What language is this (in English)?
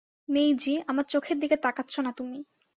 Bangla